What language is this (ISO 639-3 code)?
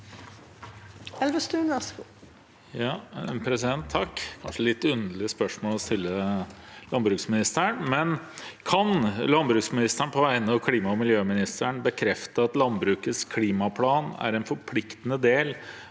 nor